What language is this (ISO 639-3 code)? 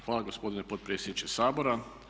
hrv